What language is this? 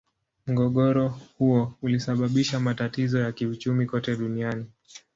Swahili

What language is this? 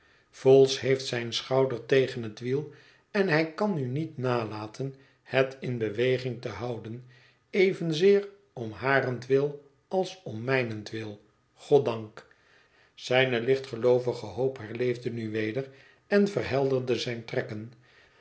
Dutch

